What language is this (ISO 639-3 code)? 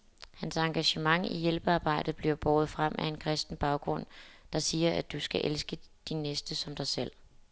dan